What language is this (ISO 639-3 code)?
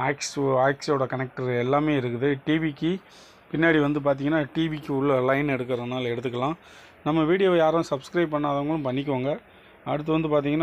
ron